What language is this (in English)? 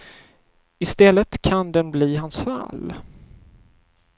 Swedish